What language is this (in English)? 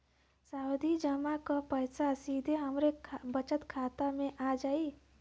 Bhojpuri